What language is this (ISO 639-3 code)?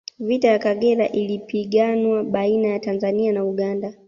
swa